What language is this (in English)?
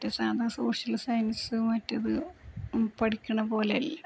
Malayalam